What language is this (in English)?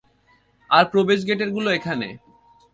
Bangla